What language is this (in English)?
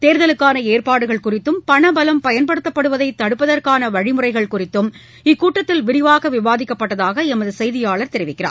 Tamil